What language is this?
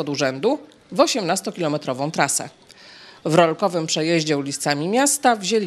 Polish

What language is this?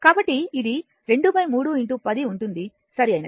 Telugu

